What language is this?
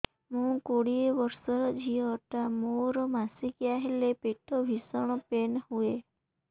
Odia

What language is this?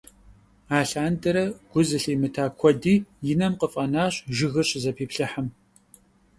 Kabardian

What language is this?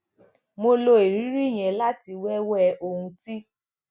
Yoruba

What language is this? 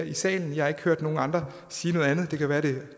Danish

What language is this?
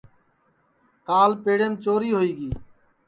Sansi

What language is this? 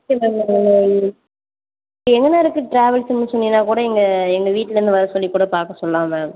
Tamil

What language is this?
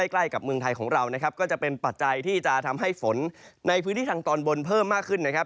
Thai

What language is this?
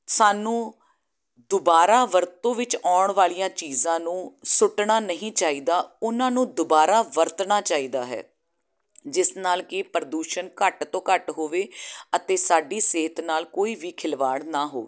Punjabi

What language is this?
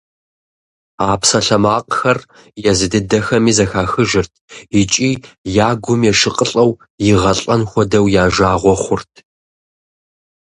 Kabardian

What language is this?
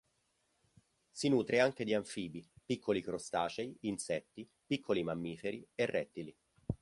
Italian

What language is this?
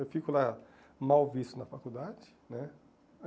Portuguese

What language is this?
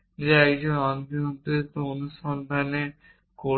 Bangla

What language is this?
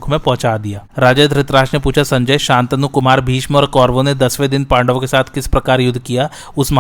Hindi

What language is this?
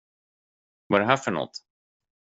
Swedish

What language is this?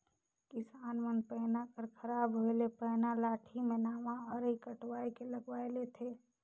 Chhattisgarhi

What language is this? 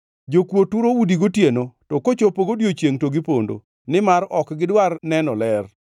Luo (Kenya and Tanzania)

